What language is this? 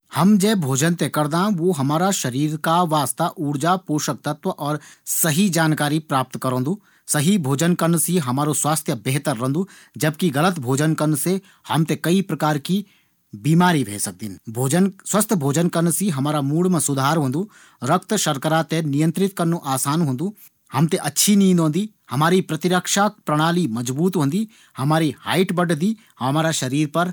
Garhwali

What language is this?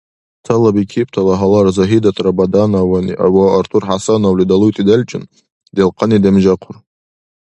Dargwa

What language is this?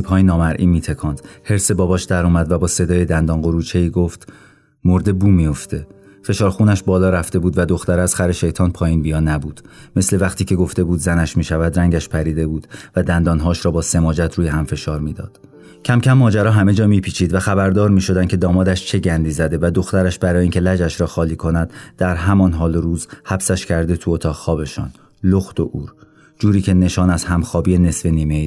Persian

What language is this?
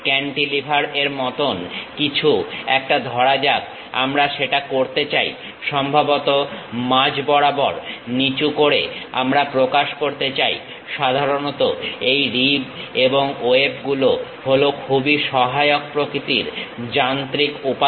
Bangla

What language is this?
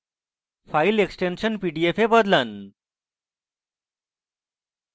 Bangla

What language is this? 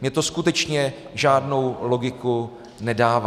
Czech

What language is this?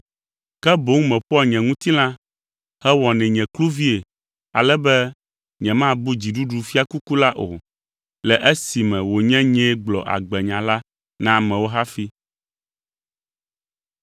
Ewe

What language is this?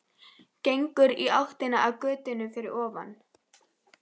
Icelandic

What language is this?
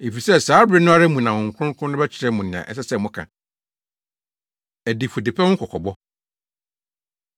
Akan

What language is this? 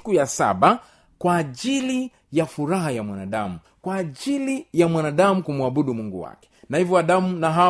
Swahili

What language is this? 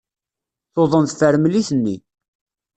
Kabyle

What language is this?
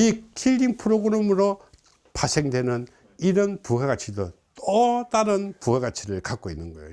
Korean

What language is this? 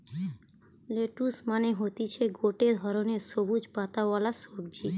Bangla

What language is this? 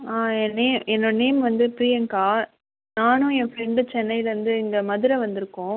Tamil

